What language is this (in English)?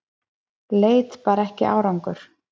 Icelandic